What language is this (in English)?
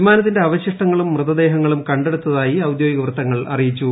Malayalam